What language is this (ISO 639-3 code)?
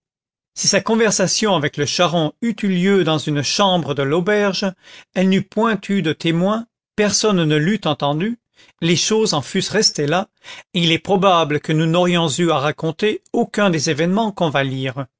fra